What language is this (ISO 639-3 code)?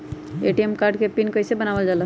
mag